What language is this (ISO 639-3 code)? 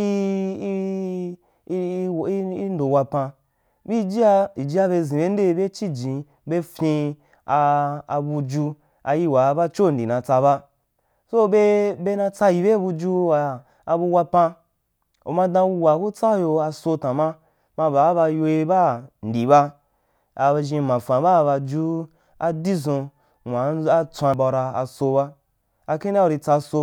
juk